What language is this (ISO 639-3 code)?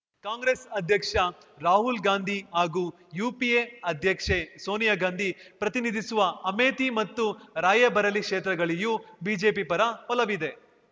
kan